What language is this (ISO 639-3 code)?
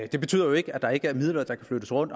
dan